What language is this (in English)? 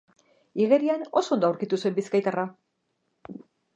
Basque